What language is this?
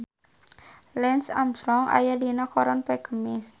Sundanese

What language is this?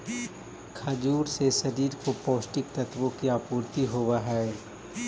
Magahi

